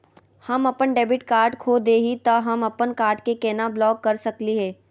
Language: Magahi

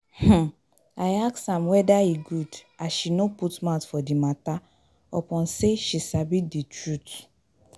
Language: Nigerian Pidgin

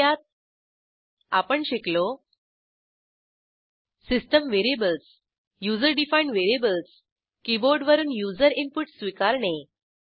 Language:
Marathi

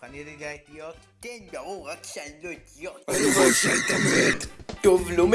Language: Hebrew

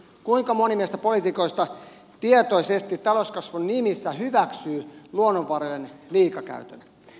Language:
Finnish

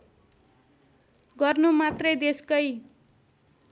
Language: Nepali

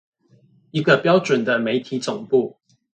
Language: Chinese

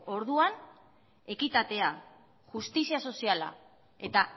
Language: Basque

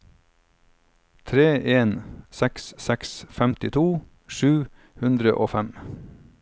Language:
Norwegian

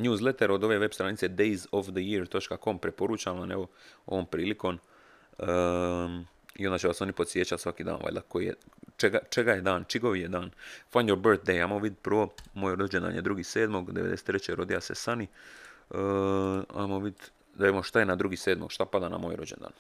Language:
Croatian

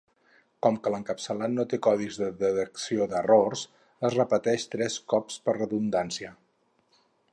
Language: Catalan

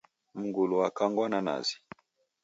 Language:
Taita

